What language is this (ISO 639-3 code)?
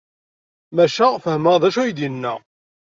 kab